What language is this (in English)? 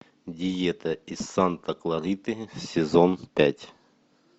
Russian